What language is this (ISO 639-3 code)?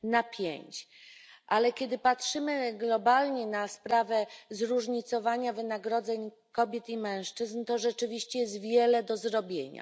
pol